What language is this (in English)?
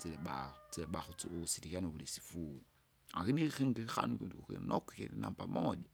Kinga